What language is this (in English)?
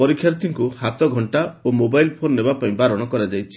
Odia